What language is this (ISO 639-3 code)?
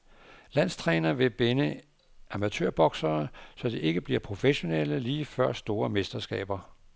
dan